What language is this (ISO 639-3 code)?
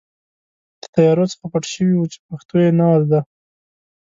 pus